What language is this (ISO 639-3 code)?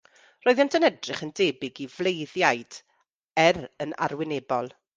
cym